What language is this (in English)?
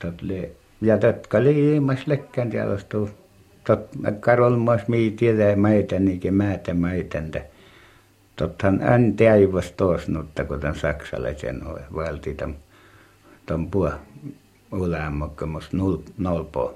Finnish